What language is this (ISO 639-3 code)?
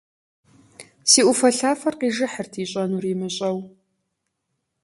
kbd